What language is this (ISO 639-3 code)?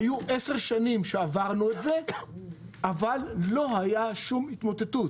heb